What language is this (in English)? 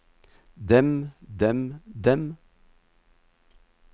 Norwegian